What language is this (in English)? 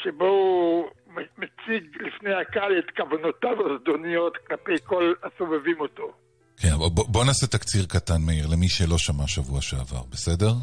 Hebrew